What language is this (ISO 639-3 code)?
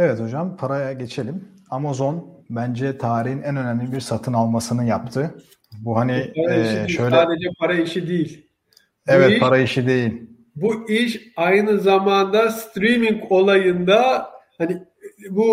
tur